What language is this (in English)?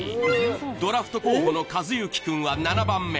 Japanese